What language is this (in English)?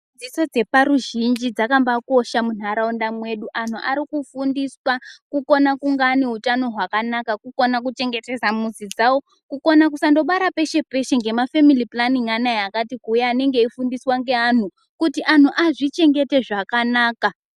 Ndau